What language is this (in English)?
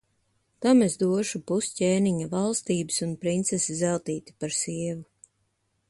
Latvian